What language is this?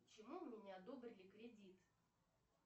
Russian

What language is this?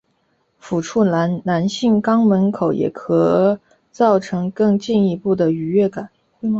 Chinese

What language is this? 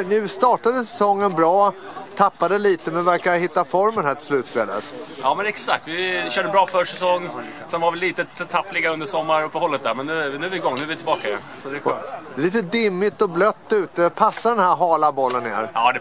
Swedish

